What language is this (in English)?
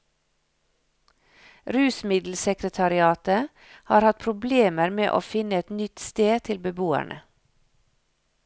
Norwegian